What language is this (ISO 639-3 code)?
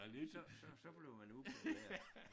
dan